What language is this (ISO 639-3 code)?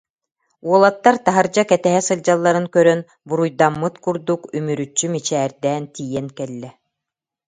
sah